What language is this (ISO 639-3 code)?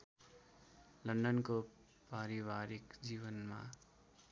nep